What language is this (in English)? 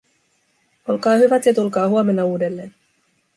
Finnish